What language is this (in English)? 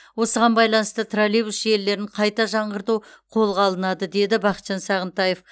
Kazakh